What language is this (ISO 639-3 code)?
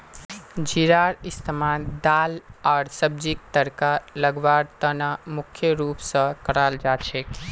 mag